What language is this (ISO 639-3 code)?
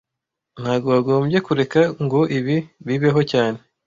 kin